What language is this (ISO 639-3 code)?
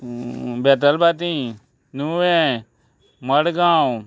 kok